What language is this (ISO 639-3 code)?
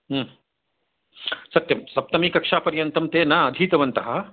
san